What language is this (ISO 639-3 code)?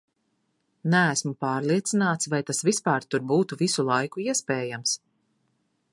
lav